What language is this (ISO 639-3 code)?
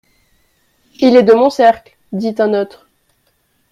fra